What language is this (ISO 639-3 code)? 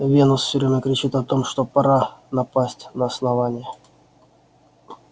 rus